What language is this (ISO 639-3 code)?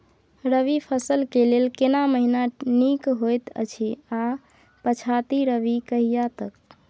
mai